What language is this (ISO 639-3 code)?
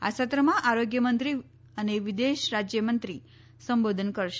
guj